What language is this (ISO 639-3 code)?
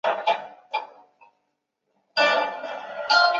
zho